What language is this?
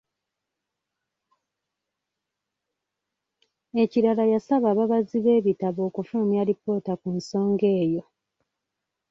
Ganda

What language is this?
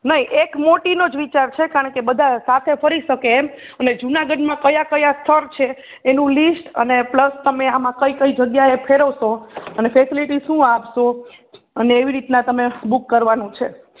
Gujarati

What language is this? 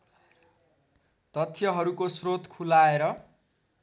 Nepali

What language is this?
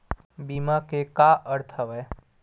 Chhattisgarhi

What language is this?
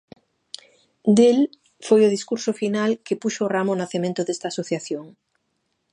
Galician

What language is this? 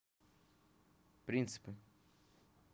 Russian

